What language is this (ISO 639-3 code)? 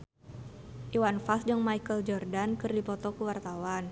sun